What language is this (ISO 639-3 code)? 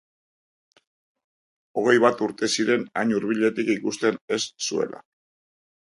eus